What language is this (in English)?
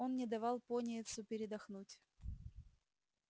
Russian